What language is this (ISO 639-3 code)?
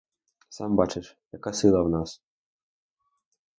ukr